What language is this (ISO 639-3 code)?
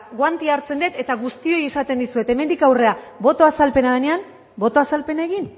eus